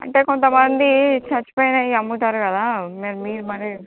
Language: Telugu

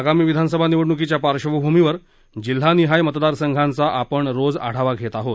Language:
Marathi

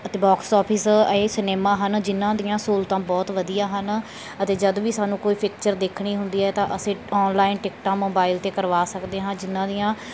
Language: Punjabi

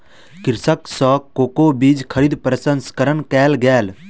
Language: Maithili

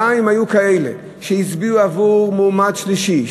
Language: Hebrew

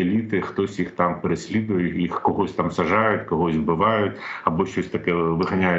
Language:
Ukrainian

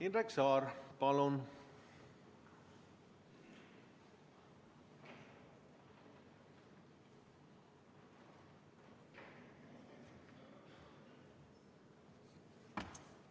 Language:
Estonian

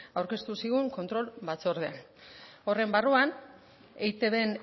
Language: Basque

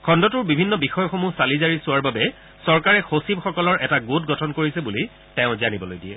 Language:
Assamese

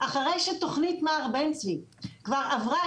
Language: Hebrew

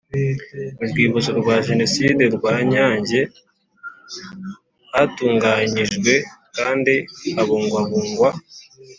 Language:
Kinyarwanda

